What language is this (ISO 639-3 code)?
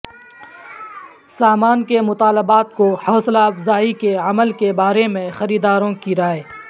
urd